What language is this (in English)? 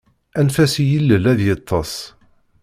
Kabyle